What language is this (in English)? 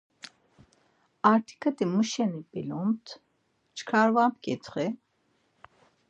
Laz